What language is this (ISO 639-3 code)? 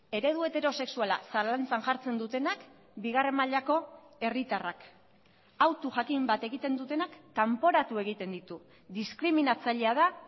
eus